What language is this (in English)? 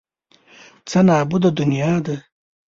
Pashto